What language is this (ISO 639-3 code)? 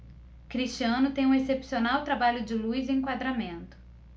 por